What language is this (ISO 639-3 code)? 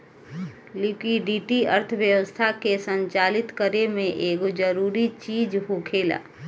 bho